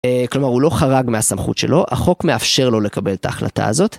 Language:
Hebrew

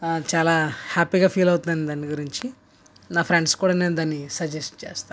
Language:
Telugu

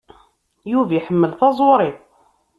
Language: Kabyle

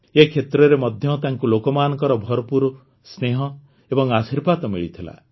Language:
Odia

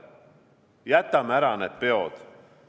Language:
Estonian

